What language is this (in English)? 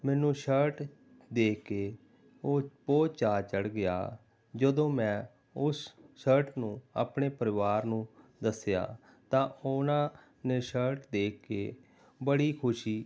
Punjabi